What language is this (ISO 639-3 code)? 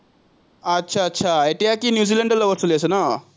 asm